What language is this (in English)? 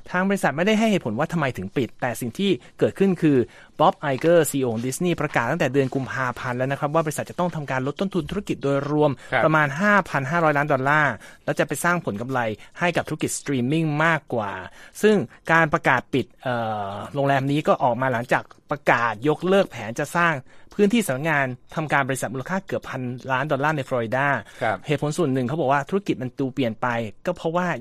Thai